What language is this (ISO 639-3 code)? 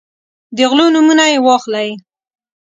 pus